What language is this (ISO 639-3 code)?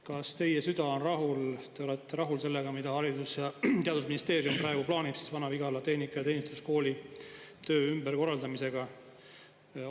est